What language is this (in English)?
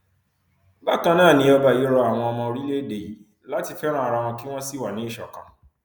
Yoruba